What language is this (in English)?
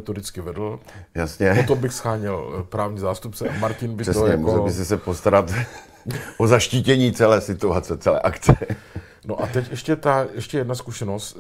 Czech